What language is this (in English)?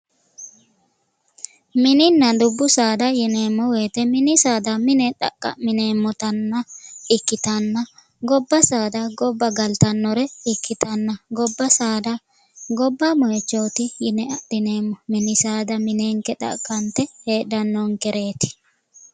Sidamo